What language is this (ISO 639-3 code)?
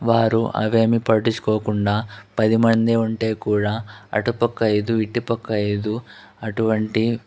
tel